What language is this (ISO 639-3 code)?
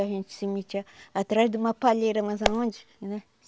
por